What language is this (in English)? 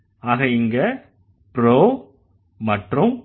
Tamil